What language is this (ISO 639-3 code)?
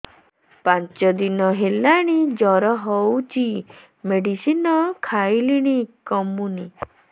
ori